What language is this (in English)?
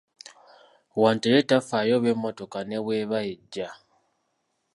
Ganda